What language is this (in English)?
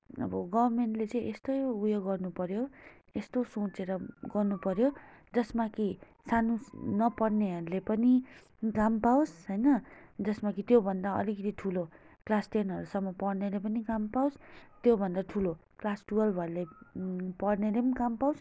Nepali